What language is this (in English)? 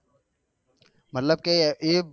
Gujarati